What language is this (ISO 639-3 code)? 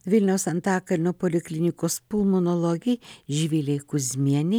lit